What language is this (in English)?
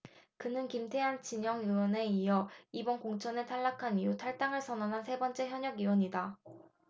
Korean